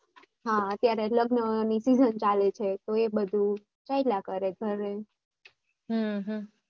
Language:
Gujarati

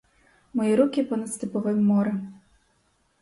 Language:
Ukrainian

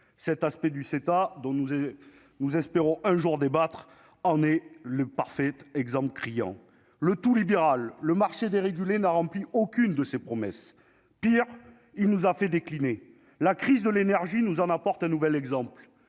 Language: French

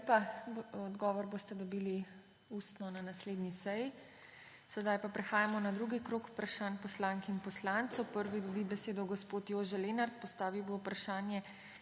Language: Slovenian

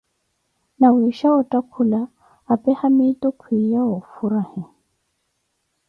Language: Koti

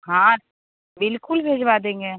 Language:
Hindi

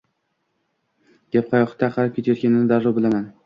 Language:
Uzbek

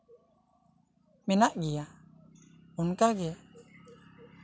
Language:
Santali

